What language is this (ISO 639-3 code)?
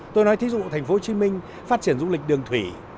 vie